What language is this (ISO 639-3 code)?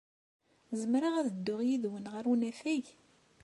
kab